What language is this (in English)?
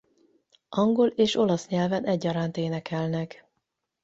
Hungarian